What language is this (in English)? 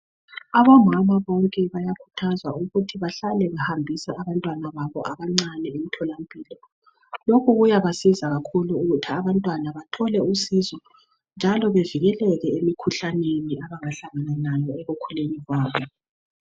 North Ndebele